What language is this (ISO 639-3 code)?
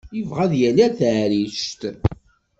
kab